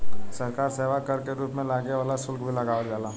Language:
Bhojpuri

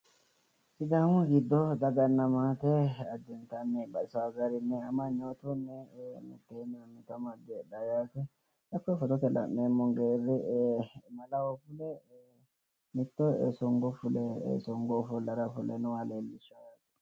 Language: Sidamo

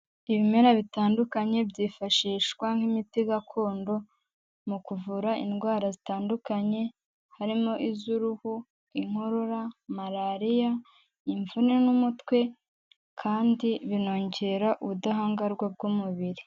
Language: Kinyarwanda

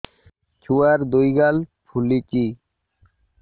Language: Odia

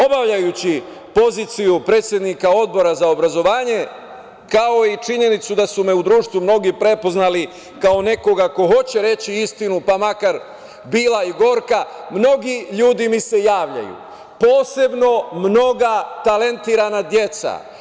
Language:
Serbian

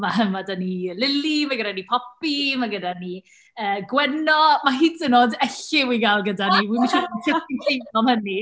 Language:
Welsh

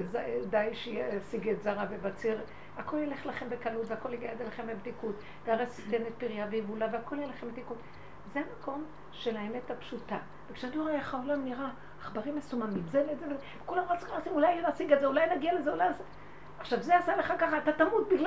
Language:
Hebrew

